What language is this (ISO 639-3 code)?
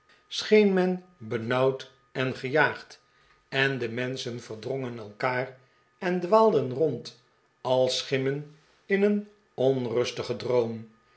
nld